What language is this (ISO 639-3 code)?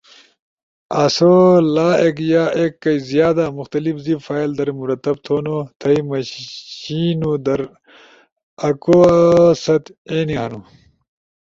ush